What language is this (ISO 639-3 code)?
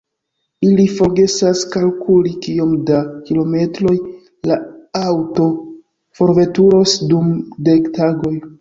epo